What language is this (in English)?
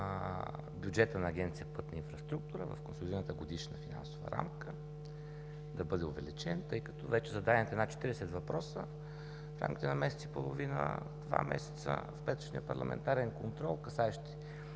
Bulgarian